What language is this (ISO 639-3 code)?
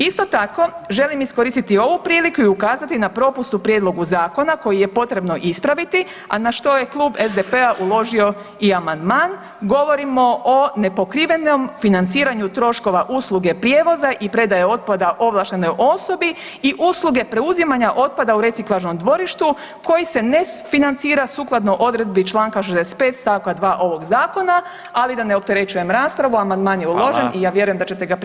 hrv